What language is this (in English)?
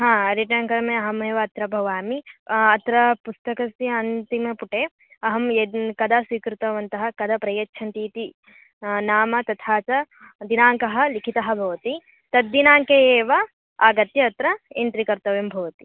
Sanskrit